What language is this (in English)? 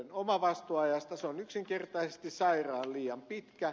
Finnish